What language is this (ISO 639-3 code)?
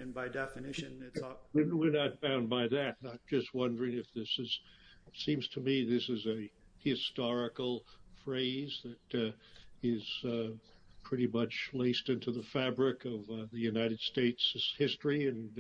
eng